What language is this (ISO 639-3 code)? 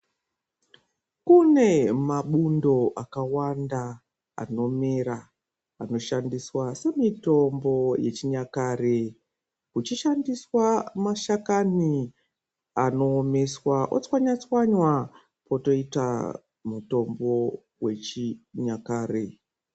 ndc